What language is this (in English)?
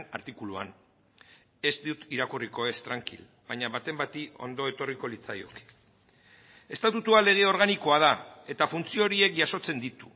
Basque